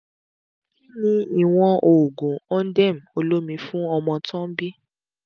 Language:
Yoruba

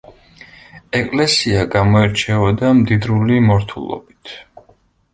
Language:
Georgian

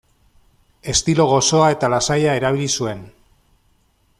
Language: Basque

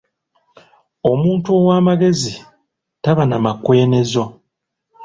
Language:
Ganda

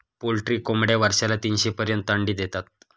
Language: Marathi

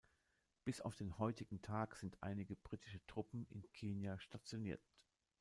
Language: German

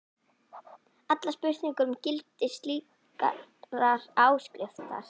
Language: Icelandic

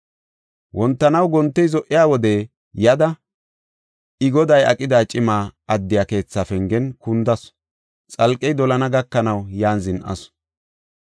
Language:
Gofa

